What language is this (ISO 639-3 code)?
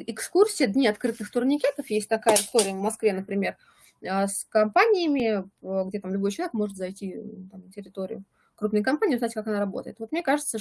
rus